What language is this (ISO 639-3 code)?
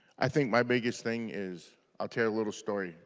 eng